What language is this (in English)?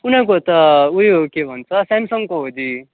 Nepali